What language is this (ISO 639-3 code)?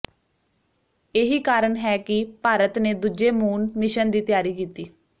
pan